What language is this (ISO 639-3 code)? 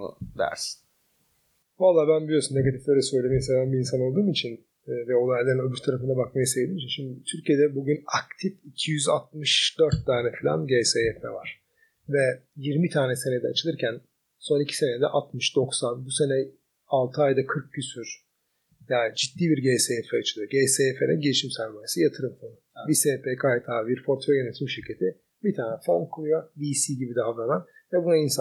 tur